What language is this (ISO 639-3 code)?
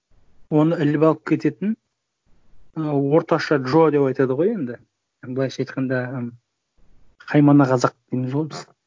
kaz